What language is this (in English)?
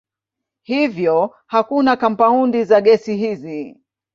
Swahili